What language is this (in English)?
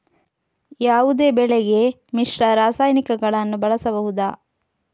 Kannada